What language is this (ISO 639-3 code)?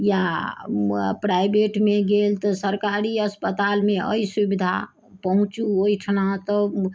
mai